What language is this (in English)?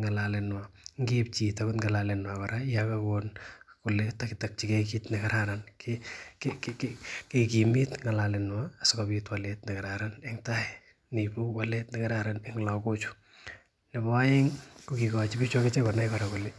Kalenjin